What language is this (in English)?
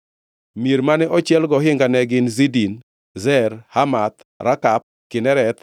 Luo (Kenya and Tanzania)